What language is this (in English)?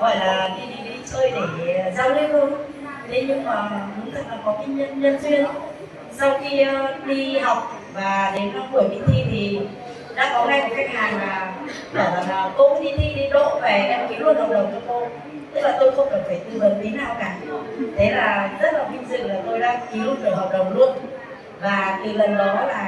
Vietnamese